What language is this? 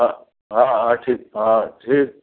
Sindhi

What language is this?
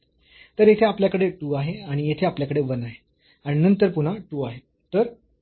Marathi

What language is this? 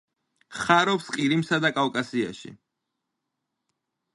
Georgian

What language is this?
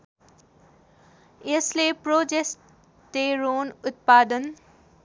Nepali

